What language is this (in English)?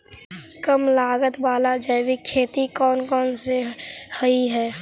Magahi